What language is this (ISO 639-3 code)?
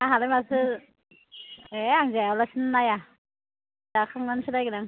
brx